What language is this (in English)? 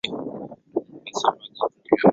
Swahili